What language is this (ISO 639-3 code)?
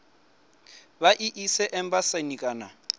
ven